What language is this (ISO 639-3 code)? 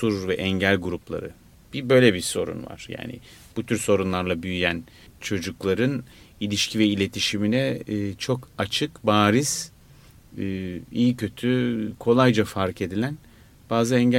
tur